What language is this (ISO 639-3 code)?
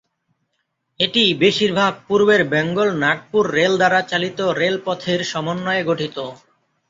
ben